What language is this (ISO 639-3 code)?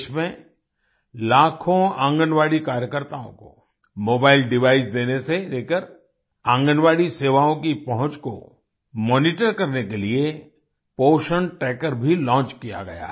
hin